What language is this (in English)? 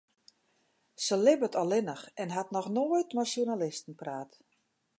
Western Frisian